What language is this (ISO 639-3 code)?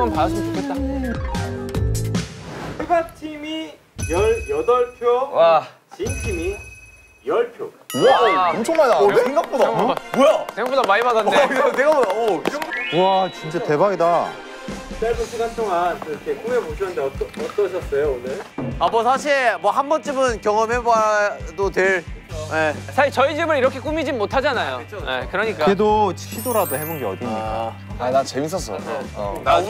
kor